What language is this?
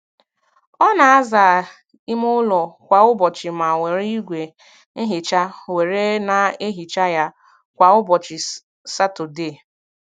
Igbo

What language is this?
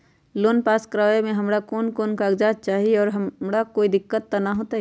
Magahi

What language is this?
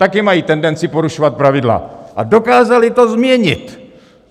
Czech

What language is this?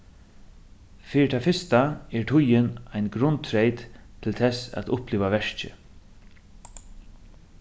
Faroese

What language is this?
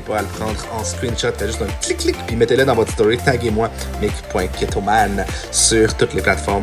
French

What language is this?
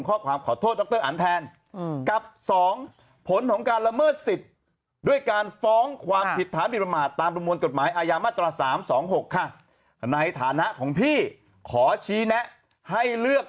Thai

